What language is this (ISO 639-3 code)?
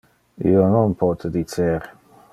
ina